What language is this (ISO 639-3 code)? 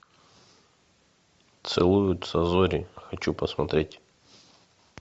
rus